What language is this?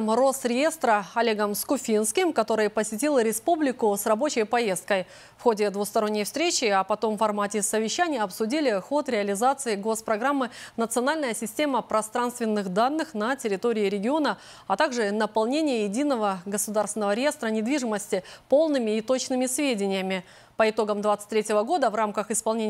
Russian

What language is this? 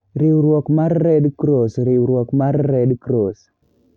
Luo (Kenya and Tanzania)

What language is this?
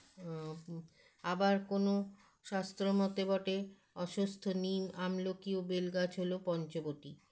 Bangla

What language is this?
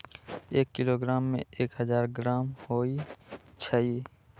Magahi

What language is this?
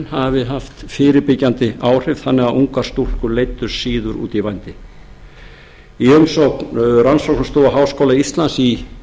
Icelandic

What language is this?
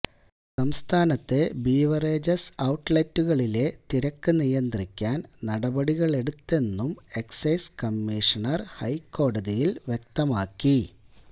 Malayalam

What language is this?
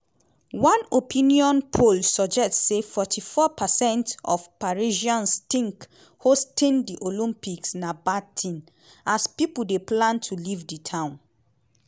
Nigerian Pidgin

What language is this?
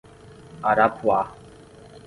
Portuguese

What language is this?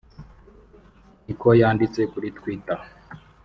Kinyarwanda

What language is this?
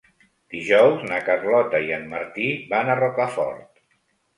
Catalan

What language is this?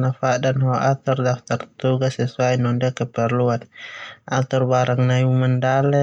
Termanu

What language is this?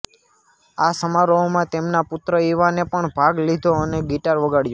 Gujarati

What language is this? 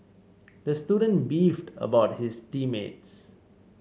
English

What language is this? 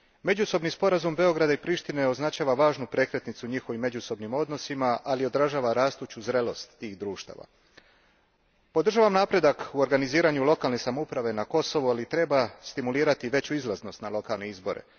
Croatian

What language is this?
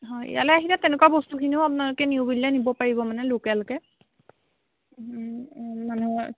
Assamese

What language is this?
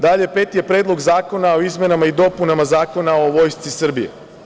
Serbian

